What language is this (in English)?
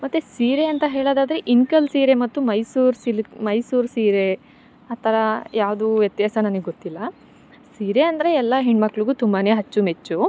Kannada